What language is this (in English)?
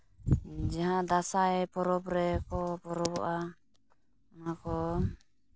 Santali